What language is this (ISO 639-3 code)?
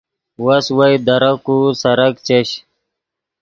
ydg